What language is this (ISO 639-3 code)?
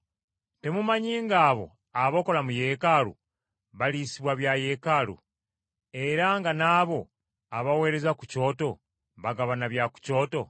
lug